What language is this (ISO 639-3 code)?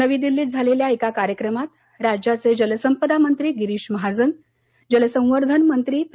mar